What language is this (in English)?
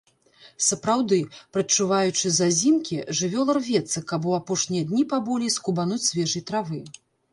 Belarusian